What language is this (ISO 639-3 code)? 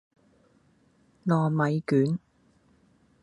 yue